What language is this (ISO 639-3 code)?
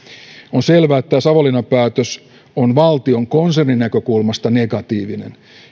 fin